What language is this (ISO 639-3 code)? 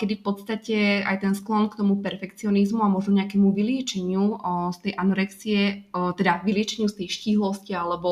slk